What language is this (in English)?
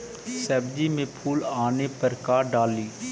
Magahi